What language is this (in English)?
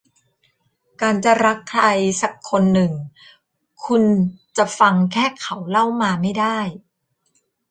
Thai